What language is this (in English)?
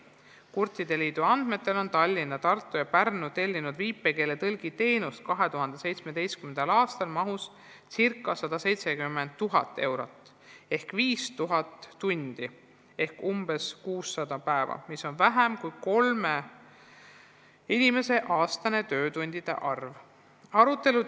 Estonian